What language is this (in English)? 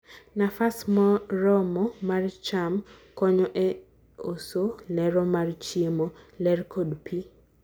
Luo (Kenya and Tanzania)